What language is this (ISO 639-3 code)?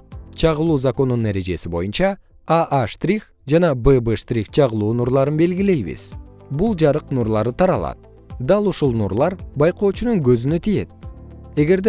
kir